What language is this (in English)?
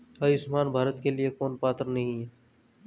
Hindi